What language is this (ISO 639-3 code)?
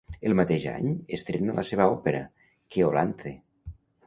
cat